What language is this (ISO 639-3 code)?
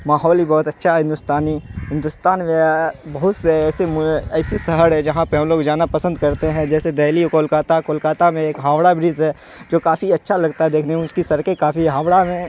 urd